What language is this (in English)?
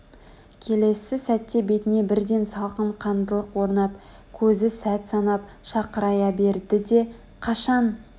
Kazakh